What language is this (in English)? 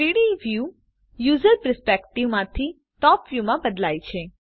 Gujarati